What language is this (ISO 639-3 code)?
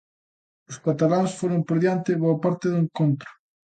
glg